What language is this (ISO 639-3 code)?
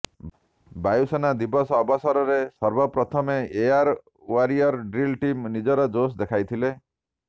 ori